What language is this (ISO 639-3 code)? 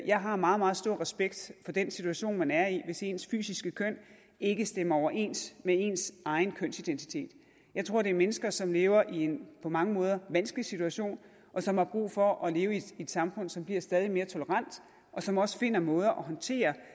dan